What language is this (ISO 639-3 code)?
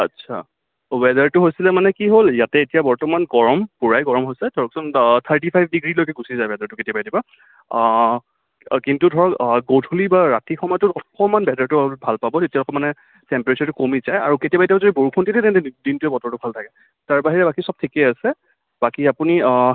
asm